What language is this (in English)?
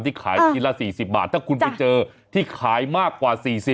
Thai